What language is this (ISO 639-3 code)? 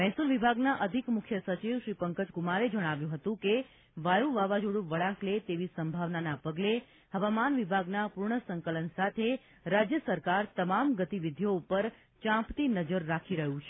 guj